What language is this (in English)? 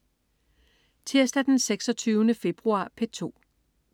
Danish